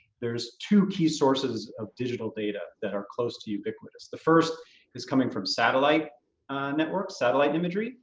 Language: English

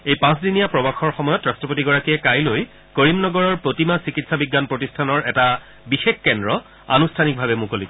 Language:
Assamese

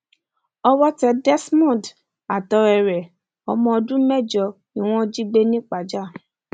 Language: Yoruba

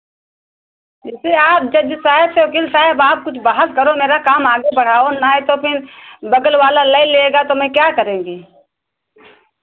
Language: Hindi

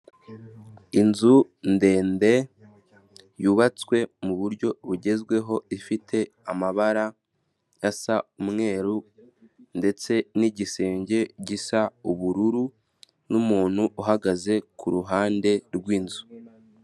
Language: Kinyarwanda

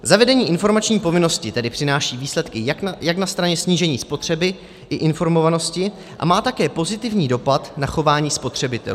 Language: Czech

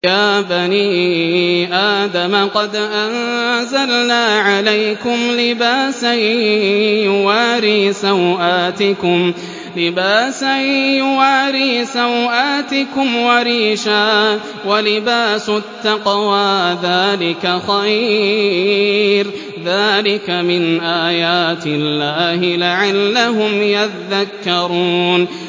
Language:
Arabic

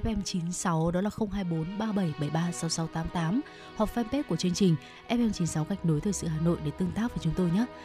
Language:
Vietnamese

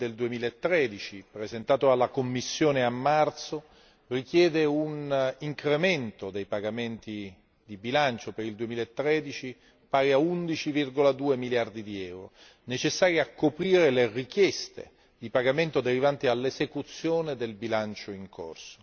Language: Italian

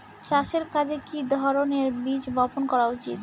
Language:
Bangla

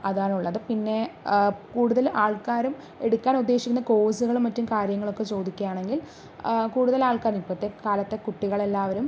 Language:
Malayalam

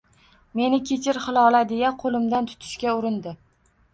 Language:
Uzbek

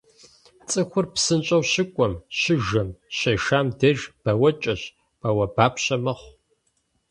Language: Kabardian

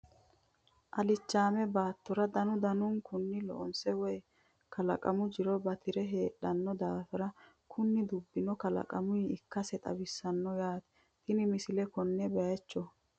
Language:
Sidamo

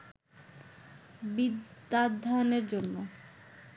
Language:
Bangla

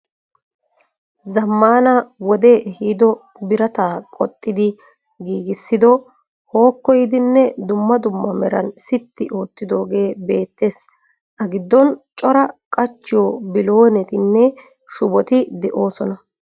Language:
Wolaytta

